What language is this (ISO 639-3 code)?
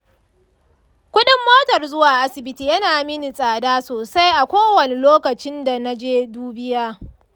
hau